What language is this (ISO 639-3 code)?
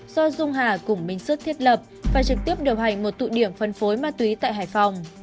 vie